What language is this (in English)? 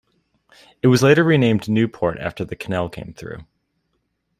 English